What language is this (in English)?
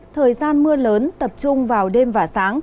Vietnamese